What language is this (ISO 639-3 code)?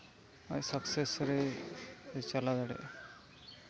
sat